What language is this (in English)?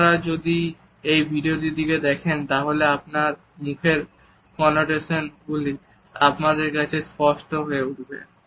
Bangla